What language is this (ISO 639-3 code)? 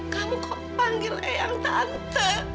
ind